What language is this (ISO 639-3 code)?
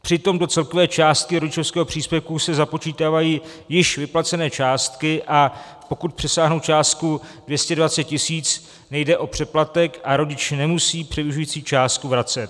ces